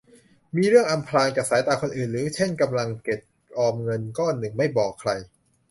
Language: Thai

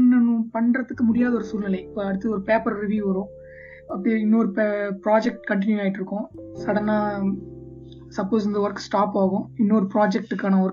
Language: Tamil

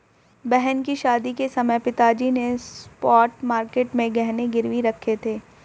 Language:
Hindi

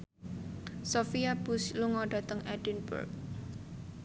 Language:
Javanese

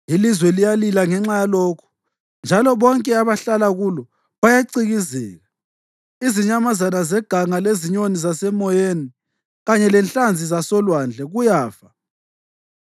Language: North Ndebele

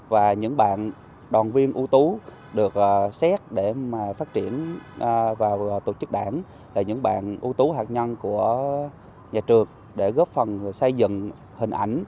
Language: Vietnamese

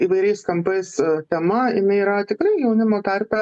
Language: Lithuanian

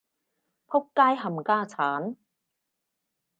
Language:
Cantonese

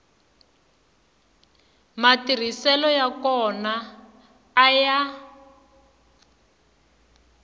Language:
Tsonga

